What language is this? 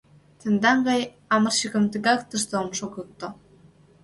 Mari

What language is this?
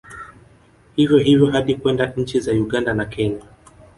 Swahili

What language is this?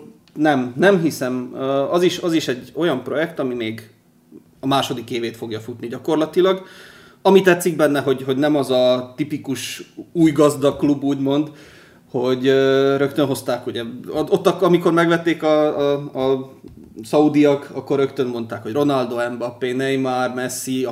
Hungarian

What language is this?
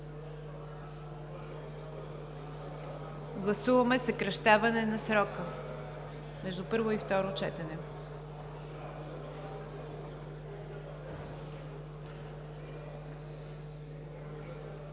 Bulgarian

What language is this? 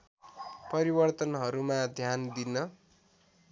Nepali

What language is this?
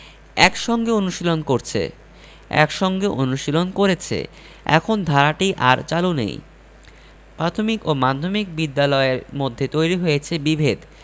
Bangla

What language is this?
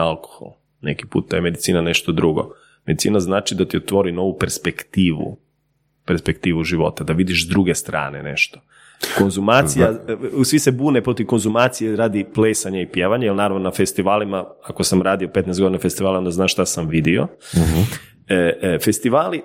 Croatian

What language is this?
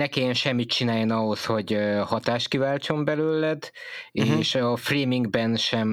Hungarian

